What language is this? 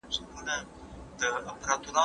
Pashto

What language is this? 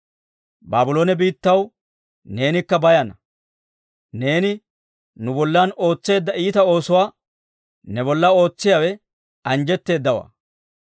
Dawro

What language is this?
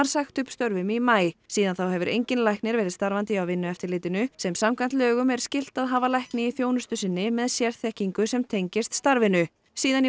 Icelandic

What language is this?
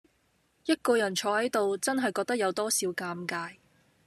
Cantonese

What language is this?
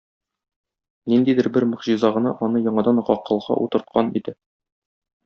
Tatar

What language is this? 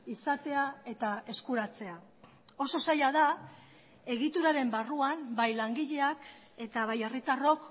Basque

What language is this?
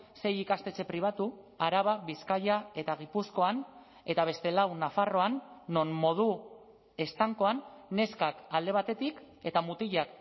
Basque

